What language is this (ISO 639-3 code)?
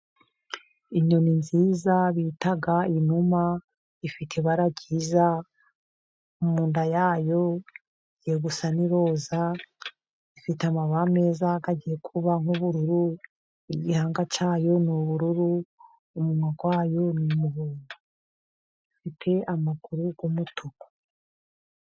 kin